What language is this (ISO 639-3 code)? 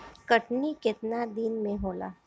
bho